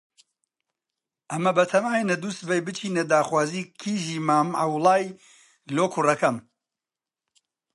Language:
Central Kurdish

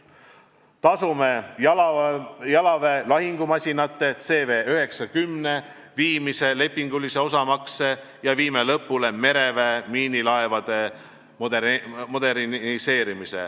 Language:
Estonian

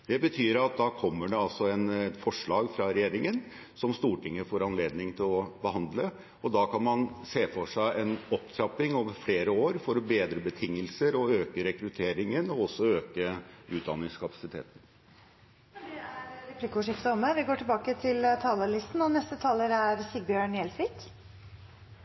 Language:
Norwegian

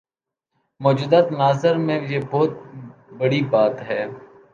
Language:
Urdu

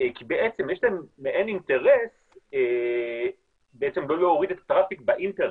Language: Hebrew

